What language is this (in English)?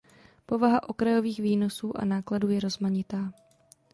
Czech